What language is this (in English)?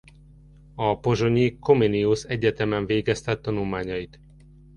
Hungarian